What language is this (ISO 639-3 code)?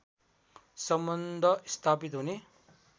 nep